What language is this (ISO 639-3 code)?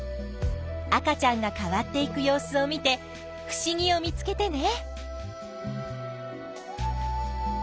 jpn